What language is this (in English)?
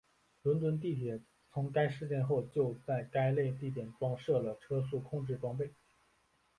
Chinese